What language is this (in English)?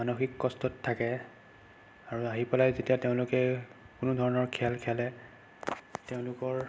Assamese